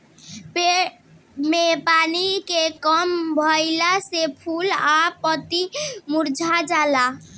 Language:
Bhojpuri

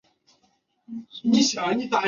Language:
Chinese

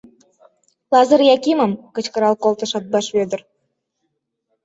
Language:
Mari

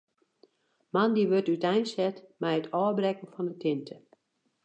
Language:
Western Frisian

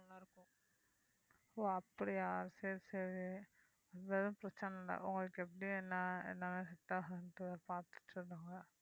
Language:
Tamil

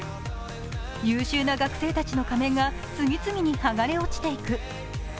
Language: Japanese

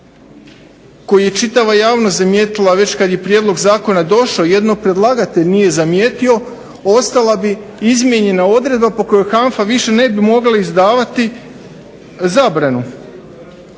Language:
Croatian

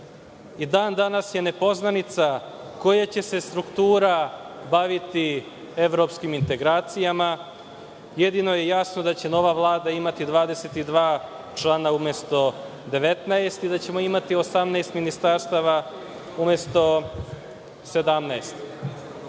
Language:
Serbian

